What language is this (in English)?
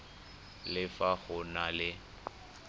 Tswana